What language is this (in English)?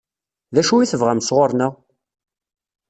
Kabyle